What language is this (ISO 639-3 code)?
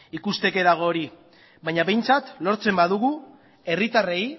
eus